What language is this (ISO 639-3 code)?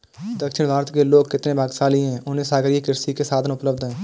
hin